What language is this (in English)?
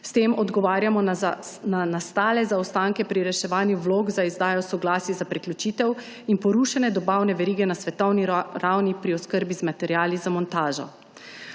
Slovenian